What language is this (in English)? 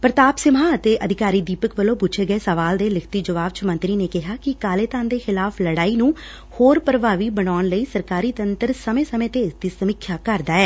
Punjabi